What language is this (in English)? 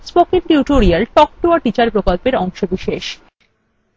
Bangla